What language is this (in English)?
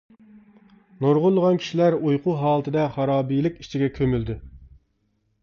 Uyghur